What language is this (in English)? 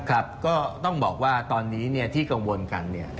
Thai